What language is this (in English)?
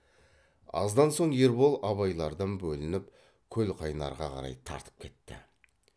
Kazakh